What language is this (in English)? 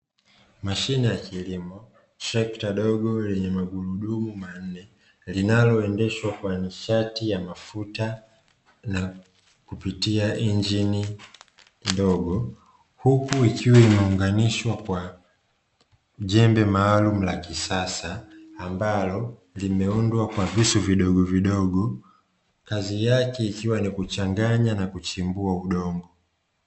Swahili